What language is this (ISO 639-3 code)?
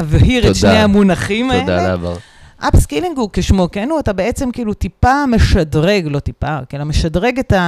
heb